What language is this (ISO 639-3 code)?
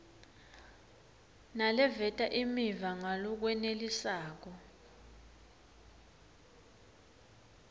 ssw